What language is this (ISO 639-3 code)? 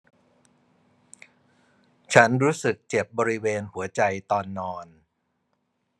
tha